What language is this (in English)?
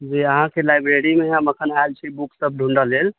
Maithili